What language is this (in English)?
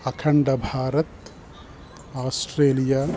Sanskrit